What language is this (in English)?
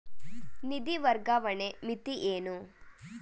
Kannada